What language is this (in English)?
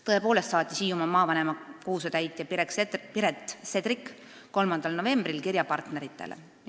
Estonian